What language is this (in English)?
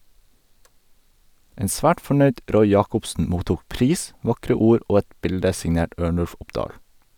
Norwegian